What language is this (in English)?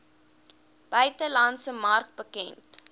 Afrikaans